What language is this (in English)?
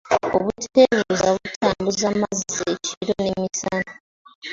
Ganda